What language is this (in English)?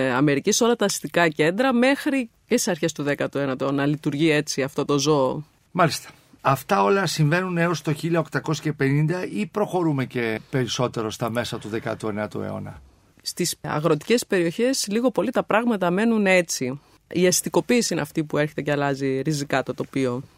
Greek